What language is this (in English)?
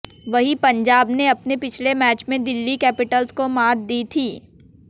Hindi